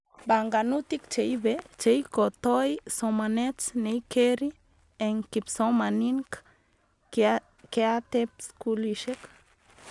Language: Kalenjin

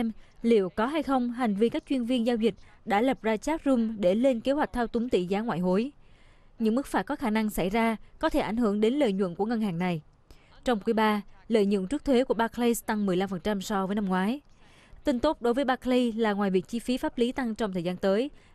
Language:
Vietnamese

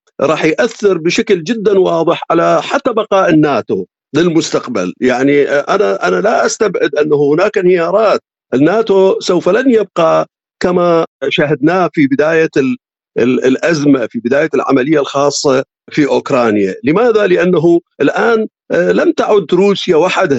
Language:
Arabic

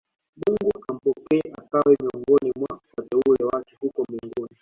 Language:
Swahili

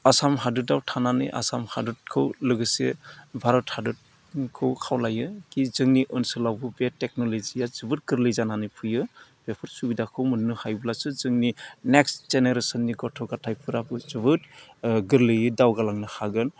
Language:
Bodo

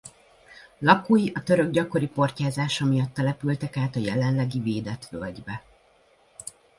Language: Hungarian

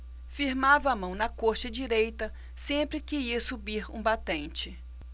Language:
Portuguese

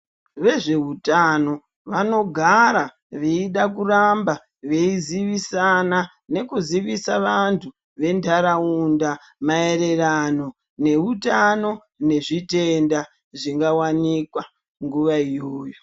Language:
Ndau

